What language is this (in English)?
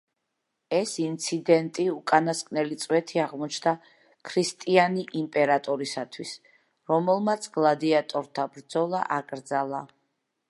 Georgian